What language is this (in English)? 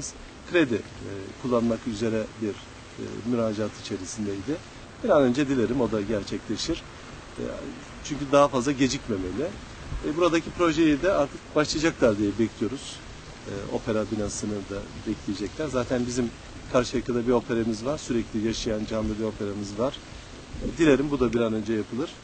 Turkish